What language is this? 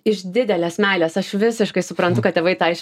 Lithuanian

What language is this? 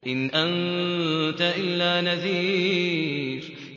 Arabic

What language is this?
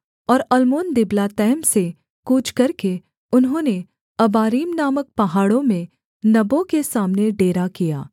Hindi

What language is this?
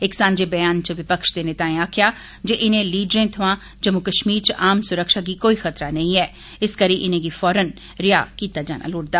Dogri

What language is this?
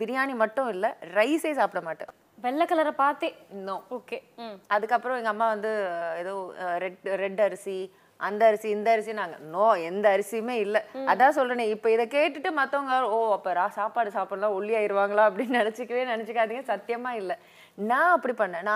Tamil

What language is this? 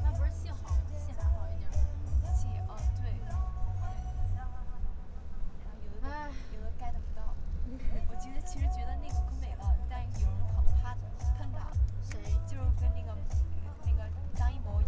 Chinese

